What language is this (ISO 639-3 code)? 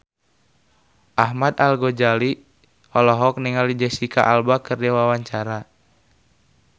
sun